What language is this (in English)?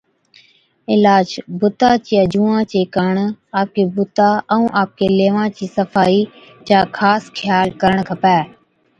Od